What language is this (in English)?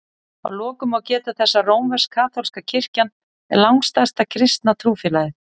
Icelandic